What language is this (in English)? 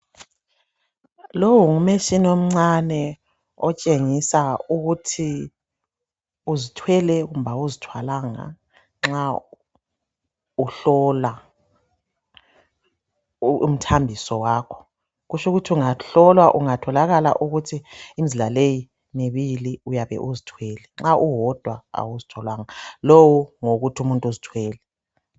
North Ndebele